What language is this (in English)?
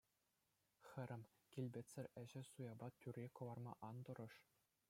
Chuvash